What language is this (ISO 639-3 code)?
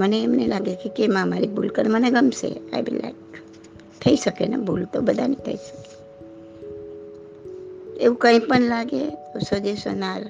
guj